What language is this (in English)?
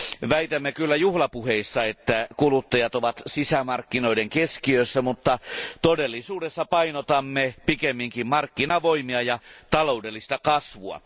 Finnish